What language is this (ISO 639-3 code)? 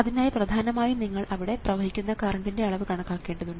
mal